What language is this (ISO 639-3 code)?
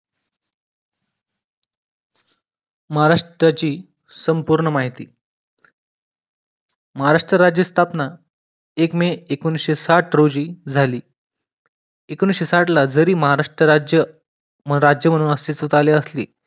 mar